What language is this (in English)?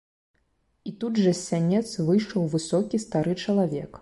Belarusian